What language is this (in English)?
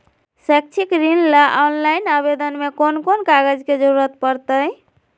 Magahi